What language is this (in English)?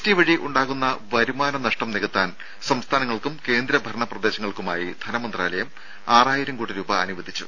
Malayalam